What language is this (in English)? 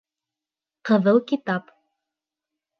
Bashkir